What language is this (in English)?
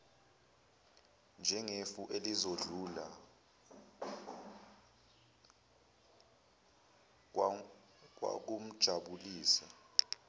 Zulu